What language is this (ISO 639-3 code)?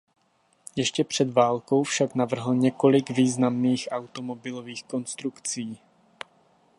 ces